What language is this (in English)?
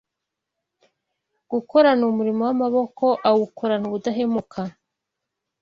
Kinyarwanda